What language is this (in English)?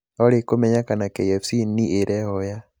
Kikuyu